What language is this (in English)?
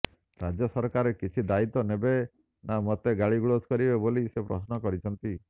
Odia